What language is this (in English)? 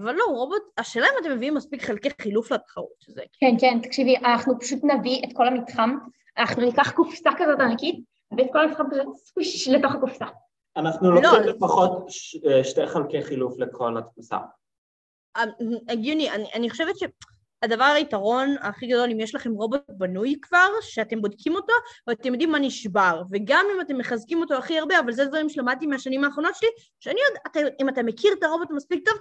Hebrew